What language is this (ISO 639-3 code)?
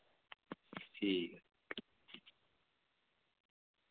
doi